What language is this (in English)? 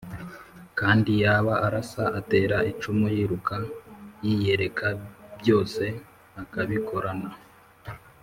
Kinyarwanda